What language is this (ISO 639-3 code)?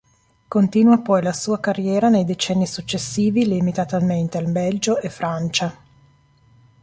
ita